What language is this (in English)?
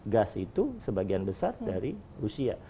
Indonesian